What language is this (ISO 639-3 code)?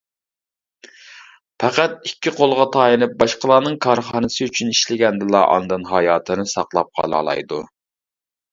uig